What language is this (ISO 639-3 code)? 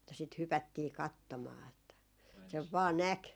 fin